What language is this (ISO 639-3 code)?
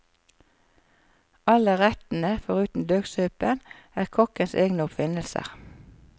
nor